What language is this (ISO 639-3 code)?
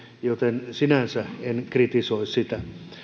fin